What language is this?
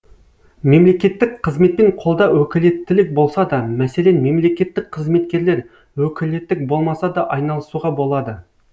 Kazakh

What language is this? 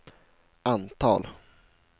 Swedish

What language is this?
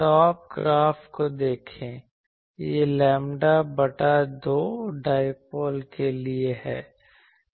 Hindi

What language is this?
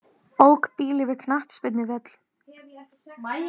Icelandic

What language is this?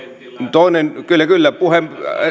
Finnish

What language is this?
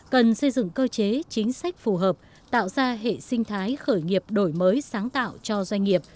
Vietnamese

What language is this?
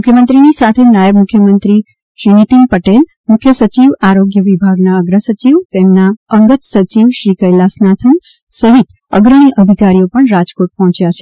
Gujarati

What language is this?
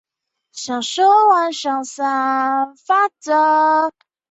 Chinese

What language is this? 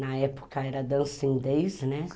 Portuguese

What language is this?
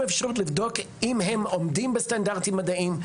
Hebrew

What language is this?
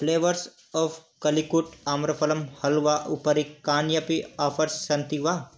Sanskrit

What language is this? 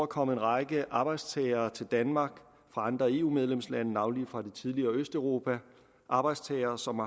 Danish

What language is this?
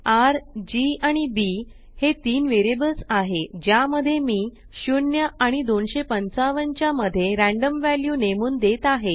Marathi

